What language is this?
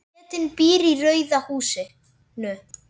Icelandic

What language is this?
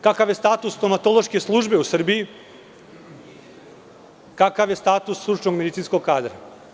Serbian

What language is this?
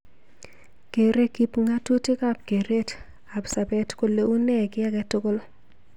Kalenjin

